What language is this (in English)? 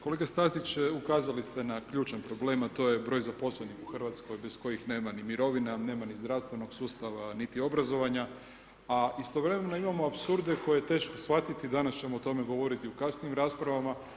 Croatian